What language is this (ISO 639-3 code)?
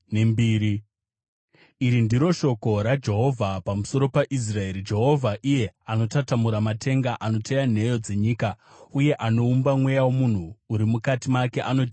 sna